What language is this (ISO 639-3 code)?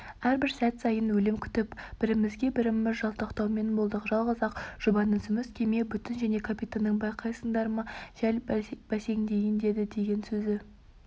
kaz